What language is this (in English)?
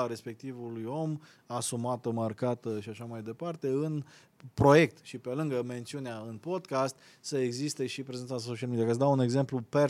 Romanian